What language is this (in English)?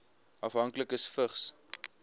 Afrikaans